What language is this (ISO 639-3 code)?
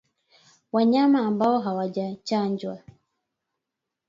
swa